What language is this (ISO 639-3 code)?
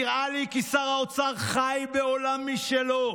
heb